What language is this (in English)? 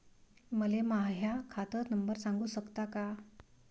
Marathi